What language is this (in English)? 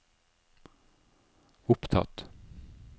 Norwegian